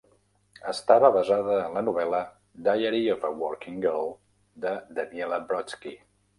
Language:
Catalan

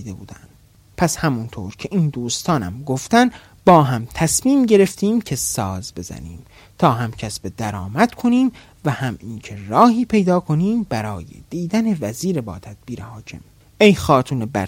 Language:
Persian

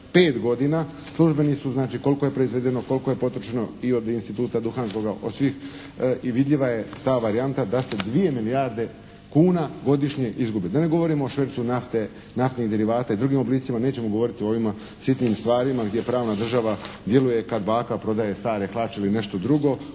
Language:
Croatian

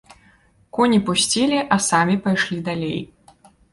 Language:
Belarusian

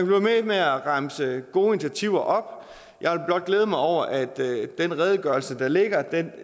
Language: Danish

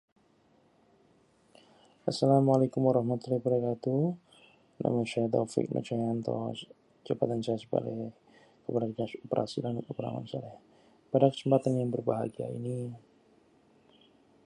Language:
Indonesian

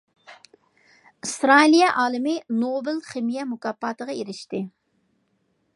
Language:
Uyghur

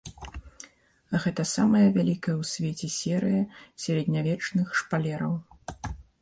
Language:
Belarusian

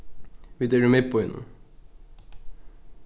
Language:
Faroese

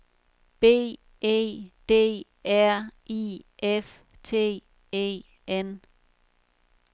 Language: Danish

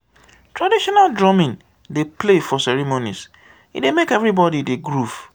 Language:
Nigerian Pidgin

